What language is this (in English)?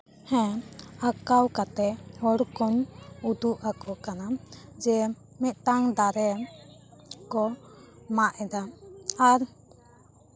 Santali